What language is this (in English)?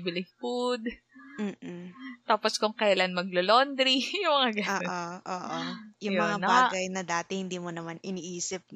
Filipino